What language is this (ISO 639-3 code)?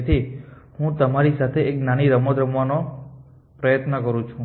guj